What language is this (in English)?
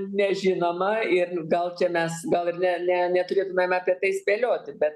Lithuanian